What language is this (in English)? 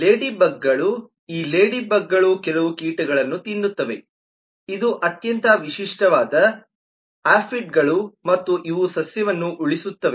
Kannada